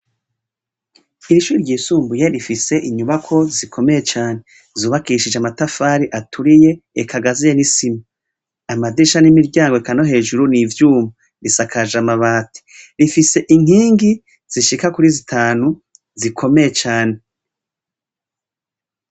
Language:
Rundi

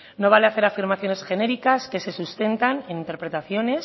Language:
Spanish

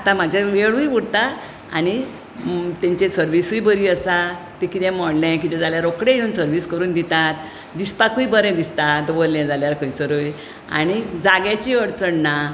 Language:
Konkani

